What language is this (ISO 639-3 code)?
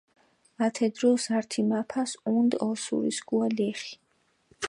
xmf